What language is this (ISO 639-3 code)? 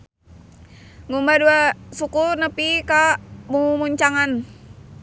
sun